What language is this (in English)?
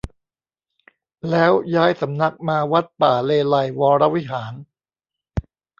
Thai